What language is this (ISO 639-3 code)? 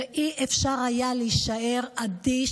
heb